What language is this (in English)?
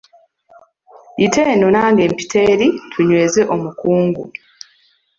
Ganda